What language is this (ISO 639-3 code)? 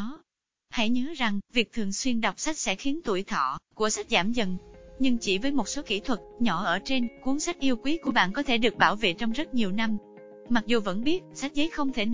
vie